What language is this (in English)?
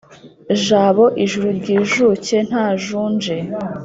Kinyarwanda